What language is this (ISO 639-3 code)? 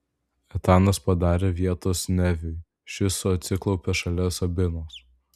lit